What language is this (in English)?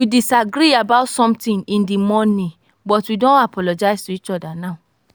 Nigerian Pidgin